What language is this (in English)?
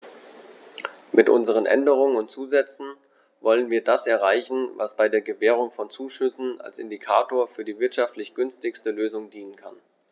German